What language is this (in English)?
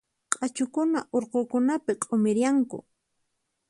Puno Quechua